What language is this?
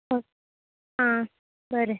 Konkani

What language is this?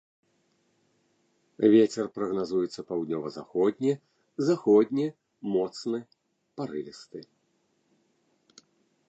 Belarusian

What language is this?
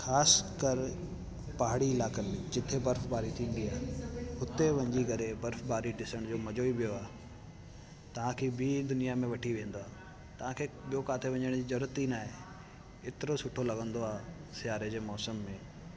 Sindhi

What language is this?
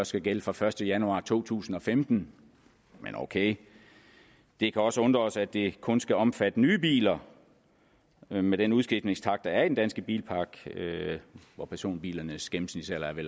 Danish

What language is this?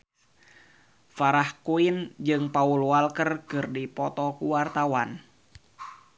Sundanese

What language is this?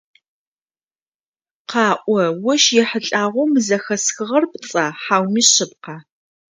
Adyghe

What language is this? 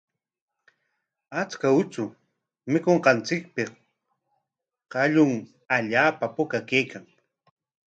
Corongo Ancash Quechua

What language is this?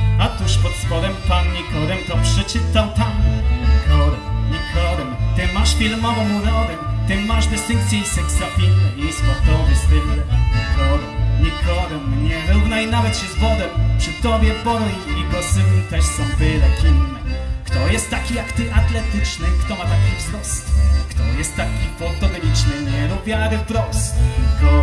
Polish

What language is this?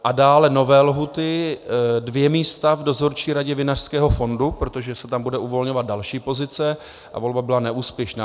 Czech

